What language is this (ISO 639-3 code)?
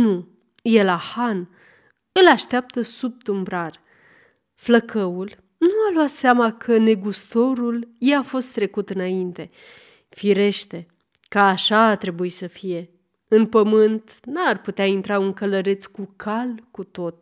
ron